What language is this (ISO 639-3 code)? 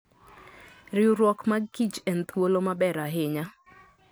luo